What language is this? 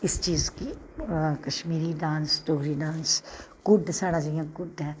Dogri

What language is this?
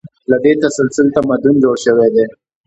Pashto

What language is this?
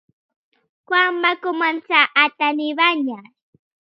Catalan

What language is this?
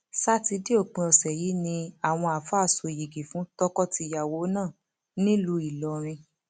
Yoruba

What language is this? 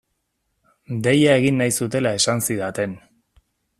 Basque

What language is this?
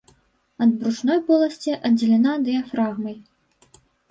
Belarusian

